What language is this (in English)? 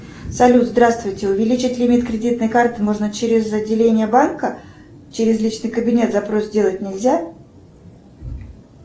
Russian